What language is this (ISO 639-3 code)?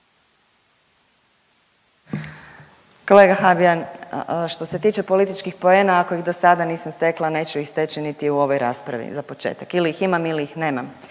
hrv